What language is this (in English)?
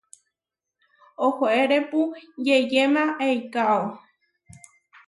Huarijio